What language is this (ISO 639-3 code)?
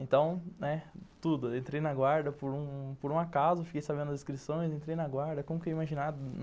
por